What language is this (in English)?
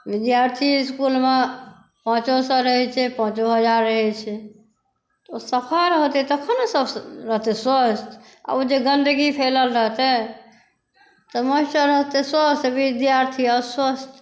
Maithili